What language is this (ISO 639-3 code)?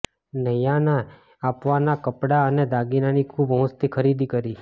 guj